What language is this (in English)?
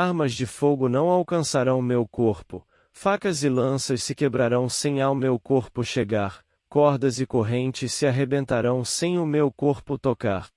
Portuguese